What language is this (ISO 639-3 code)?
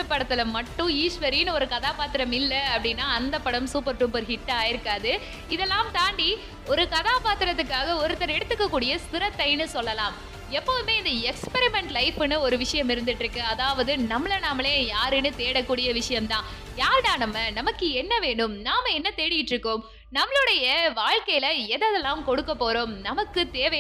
tam